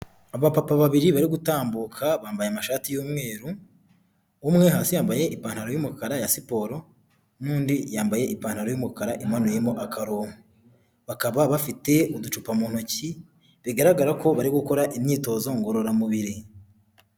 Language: Kinyarwanda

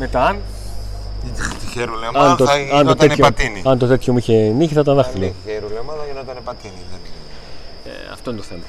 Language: Greek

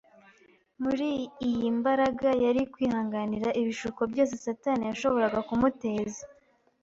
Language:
Kinyarwanda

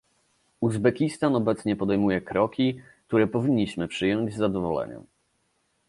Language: Polish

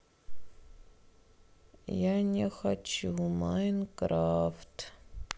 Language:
Russian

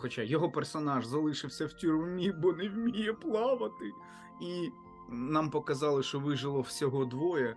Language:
Ukrainian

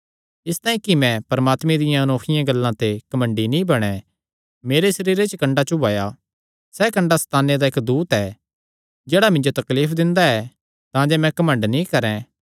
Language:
Kangri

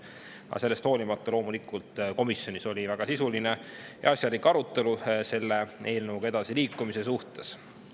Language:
Estonian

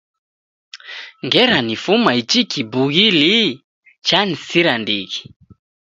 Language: Taita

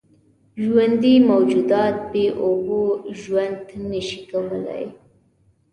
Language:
Pashto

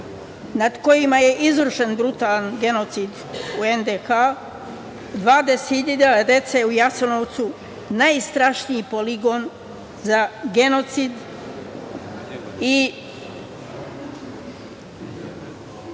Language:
Serbian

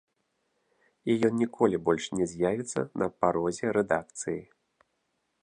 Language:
Belarusian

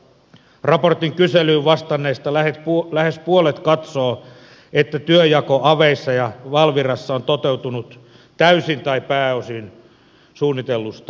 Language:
Finnish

